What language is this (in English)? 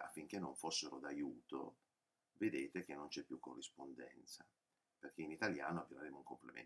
Italian